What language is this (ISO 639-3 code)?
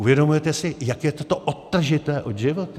ces